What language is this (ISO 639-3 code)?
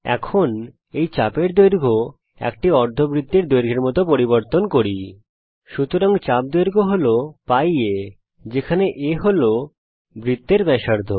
ben